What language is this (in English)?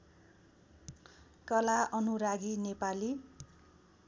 Nepali